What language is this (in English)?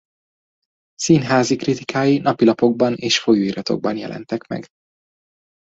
Hungarian